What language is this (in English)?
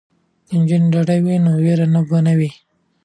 Pashto